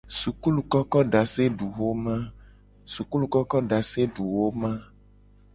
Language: Gen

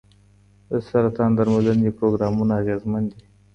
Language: Pashto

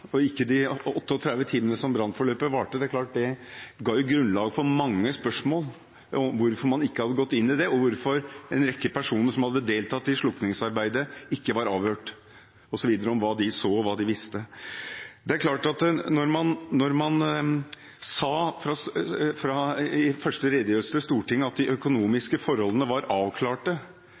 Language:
Norwegian Bokmål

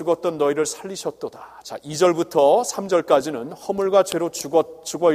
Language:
Korean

